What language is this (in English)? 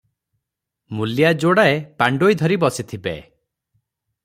Odia